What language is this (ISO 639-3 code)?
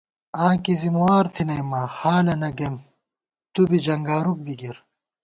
gwt